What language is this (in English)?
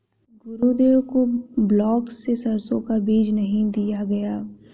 Hindi